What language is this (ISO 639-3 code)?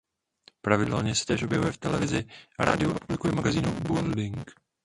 ces